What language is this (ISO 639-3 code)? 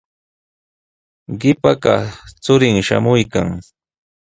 qws